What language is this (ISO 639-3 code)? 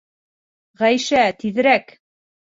bak